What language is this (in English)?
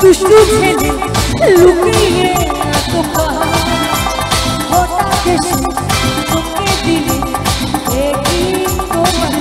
Arabic